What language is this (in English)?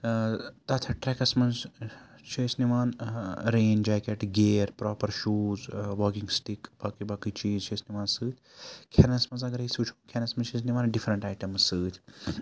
Kashmiri